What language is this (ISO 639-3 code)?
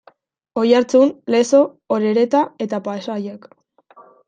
eus